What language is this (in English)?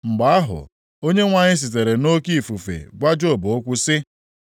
Igbo